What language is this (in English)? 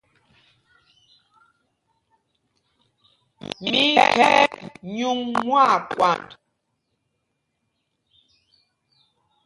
Mpumpong